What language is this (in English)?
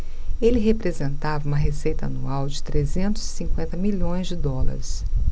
Portuguese